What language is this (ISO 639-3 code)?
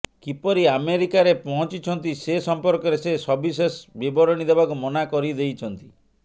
ori